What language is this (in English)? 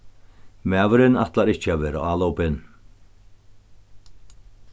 Faroese